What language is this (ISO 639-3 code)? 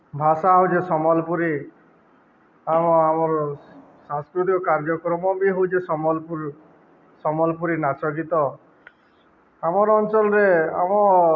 ori